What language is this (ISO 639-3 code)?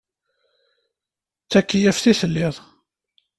kab